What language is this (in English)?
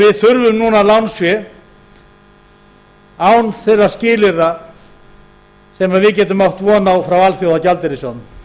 Icelandic